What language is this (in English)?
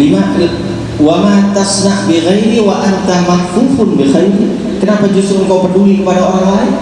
Indonesian